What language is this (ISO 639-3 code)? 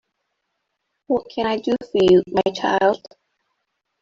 eng